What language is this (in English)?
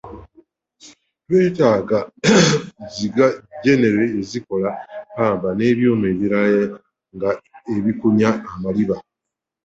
Ganda